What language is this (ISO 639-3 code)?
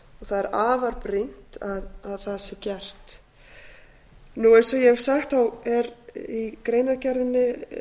isl